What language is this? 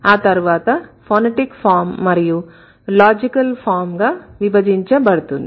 Telugu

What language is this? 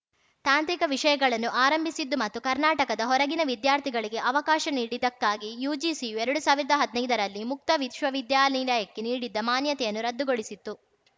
Kannada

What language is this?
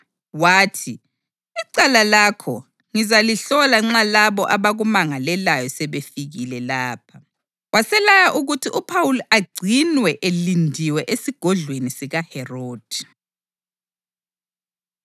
North Ndebele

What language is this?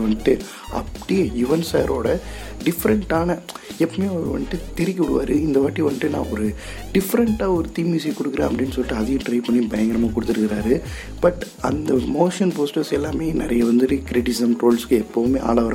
Tamil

